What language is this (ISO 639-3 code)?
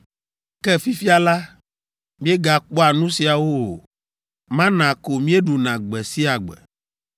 ewe